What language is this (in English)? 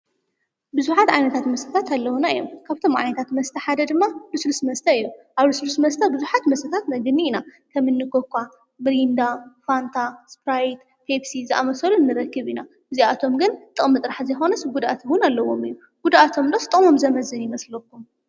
Tigrinya